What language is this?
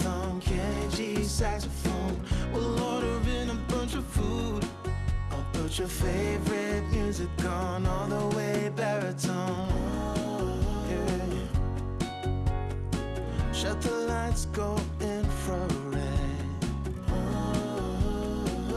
English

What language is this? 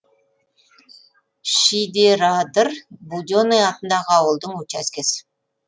Kazakh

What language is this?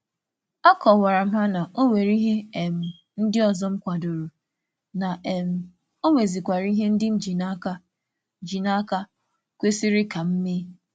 Igbo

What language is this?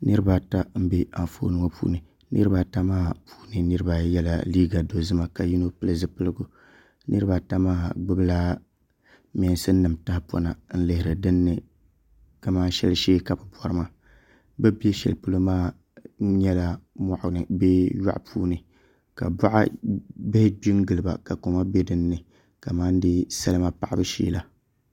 Dagbani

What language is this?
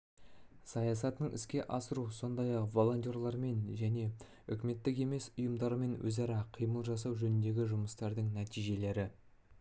Kazakh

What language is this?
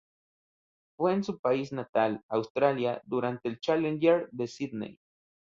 Spanish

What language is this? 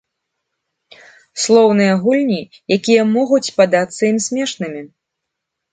Belarusian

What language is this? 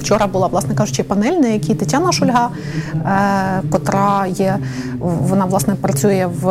Ukrainian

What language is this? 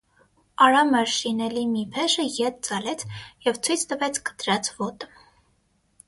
Armenian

